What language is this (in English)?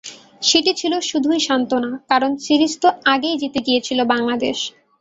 Bangla